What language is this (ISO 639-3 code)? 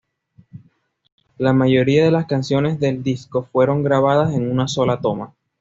spa